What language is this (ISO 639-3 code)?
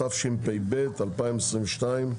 heb